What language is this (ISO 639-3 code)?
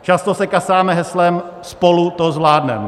ces